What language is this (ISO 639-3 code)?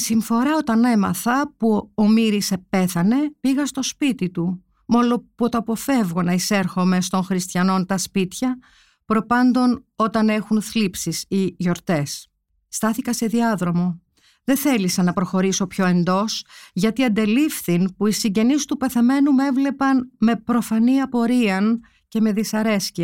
ell